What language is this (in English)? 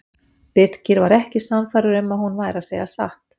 Icelandic